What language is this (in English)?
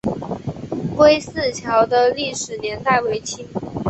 Chinese